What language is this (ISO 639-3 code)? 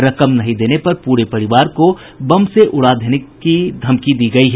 hin